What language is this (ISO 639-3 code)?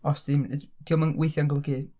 cym